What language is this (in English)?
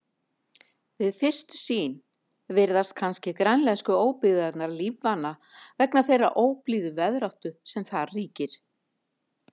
Icelandic